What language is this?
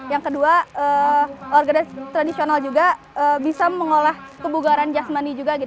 Indonesian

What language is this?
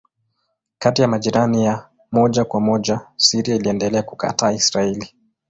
Swahili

